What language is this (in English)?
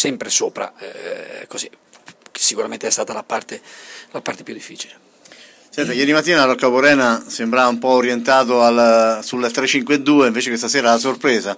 Italian